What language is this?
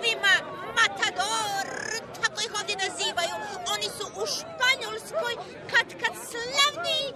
Croatian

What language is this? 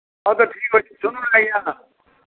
Odia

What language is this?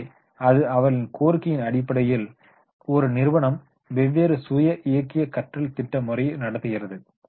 Tamil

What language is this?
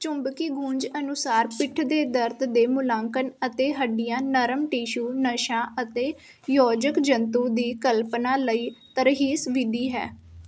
Punjabi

